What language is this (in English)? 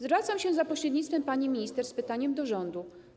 Polish